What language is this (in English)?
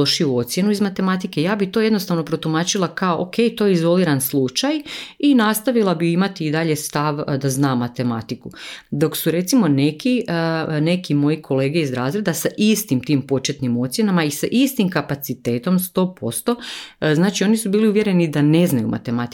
Croatian